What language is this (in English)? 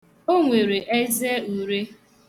Igbo